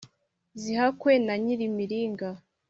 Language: Kinyarwanda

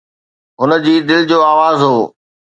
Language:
Sindhi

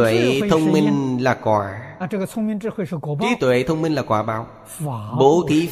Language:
Vietnamese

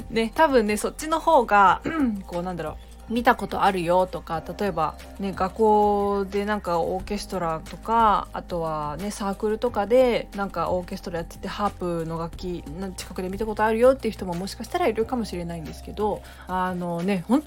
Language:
Japanese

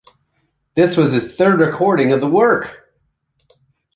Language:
English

